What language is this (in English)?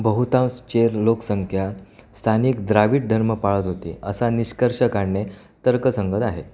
Marathi